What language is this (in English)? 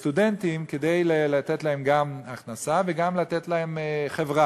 Hebrew